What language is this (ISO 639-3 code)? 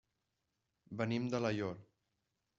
cat